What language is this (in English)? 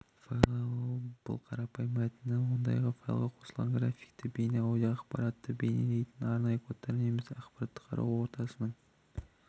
Kazakh